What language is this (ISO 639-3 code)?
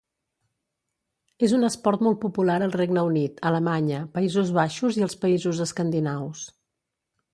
cat